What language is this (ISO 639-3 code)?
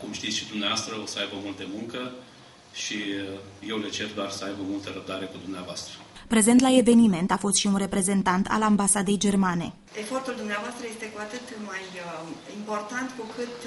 ron